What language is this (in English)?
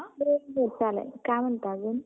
Marathi